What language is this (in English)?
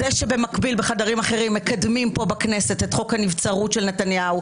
Hebrew